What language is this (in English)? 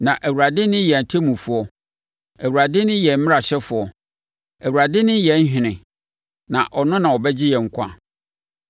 Akan